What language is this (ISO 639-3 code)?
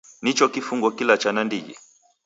dav